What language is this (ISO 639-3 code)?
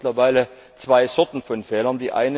deu